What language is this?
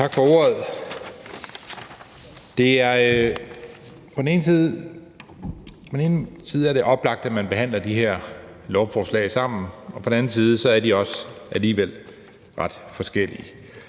Danish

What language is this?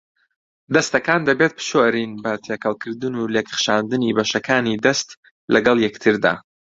Central Kurdish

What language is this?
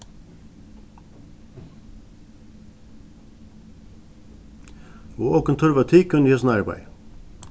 Faroese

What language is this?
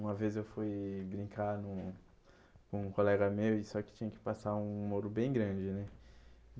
Portuguese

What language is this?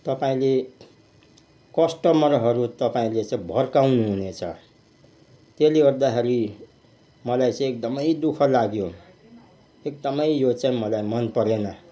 Nepali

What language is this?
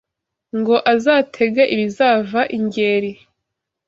Kinyarwanda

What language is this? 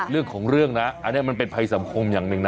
Thai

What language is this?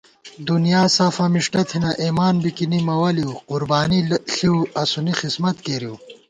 Gawar-Bati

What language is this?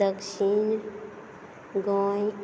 Konkani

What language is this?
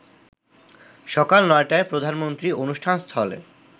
Bangla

